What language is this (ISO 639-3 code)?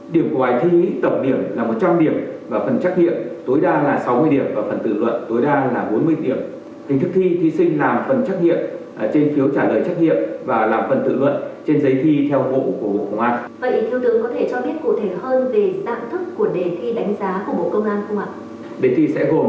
vie